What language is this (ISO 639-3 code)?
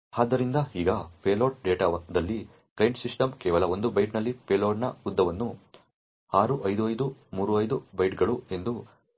kan